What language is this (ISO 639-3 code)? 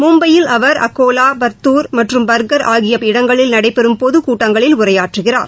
tam